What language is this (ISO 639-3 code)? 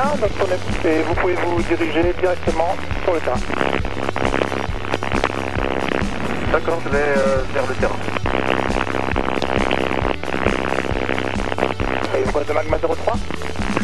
fra